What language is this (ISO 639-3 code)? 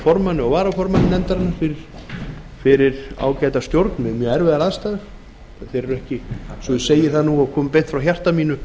isl